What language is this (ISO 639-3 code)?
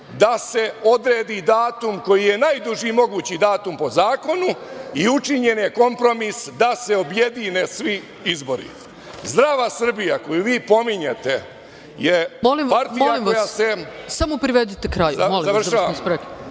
srp